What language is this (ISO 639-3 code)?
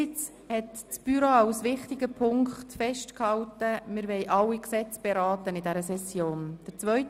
gsw